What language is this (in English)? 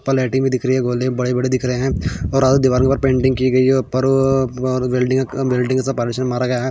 Hindi